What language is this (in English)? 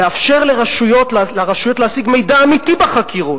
Hebrew